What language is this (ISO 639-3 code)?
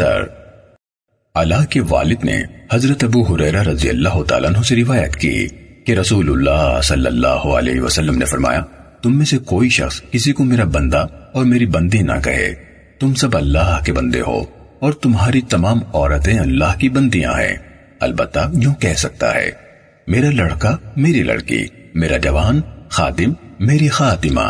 urd